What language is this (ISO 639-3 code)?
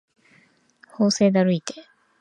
jpn